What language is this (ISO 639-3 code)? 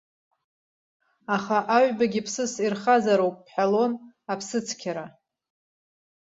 abk